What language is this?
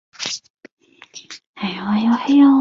Chinese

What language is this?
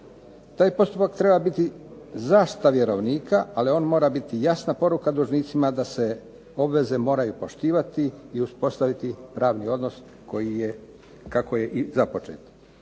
Croatian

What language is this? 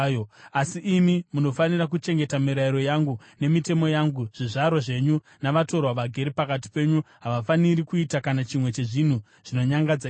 Shona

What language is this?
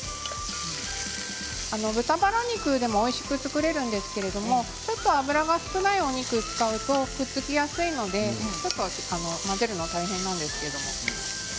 Japanese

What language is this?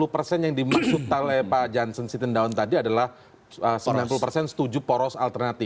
Indonesian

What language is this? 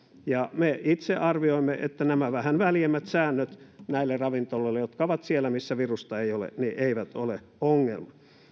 Finnish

